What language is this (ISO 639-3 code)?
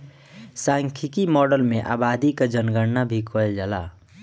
bho